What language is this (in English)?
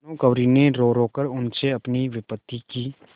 Hindi